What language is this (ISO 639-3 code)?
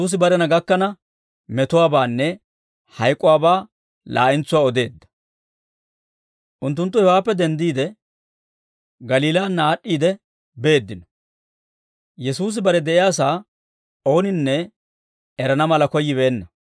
dwr